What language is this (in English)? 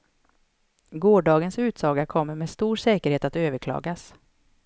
Swedish